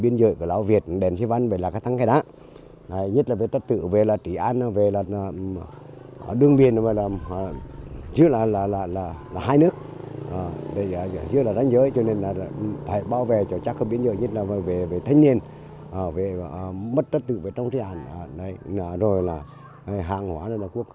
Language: Vietnamese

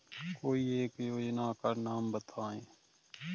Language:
Hindi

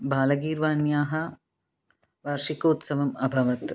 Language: Sanskrit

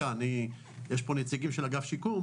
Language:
Hebrew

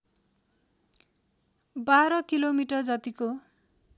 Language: Nepali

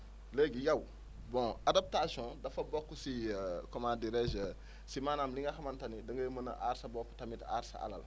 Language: Wolof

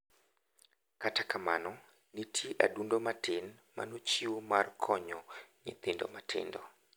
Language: Luo (Kenya and Tanzania)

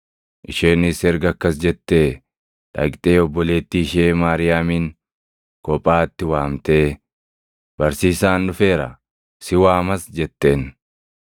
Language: Oromo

